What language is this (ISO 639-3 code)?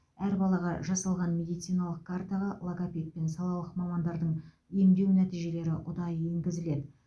kaz